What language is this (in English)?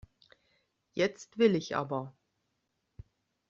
German